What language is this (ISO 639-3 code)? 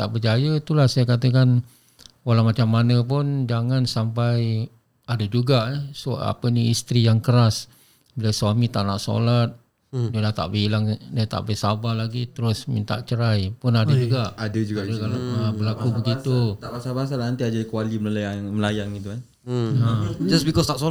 msa